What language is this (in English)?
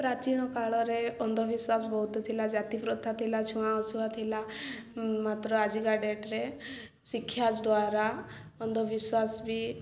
Odia